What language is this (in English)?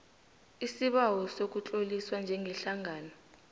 South Ndebele